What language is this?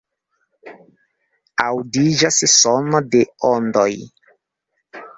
Esperanto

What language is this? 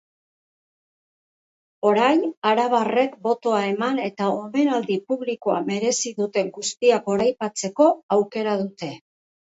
Basque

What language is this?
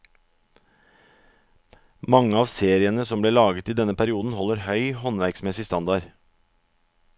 Norwegian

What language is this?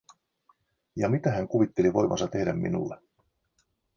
Finnish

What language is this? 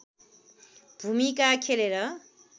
Nepali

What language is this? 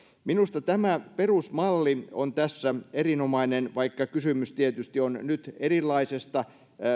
Finnish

